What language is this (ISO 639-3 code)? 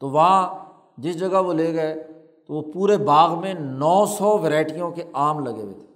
urd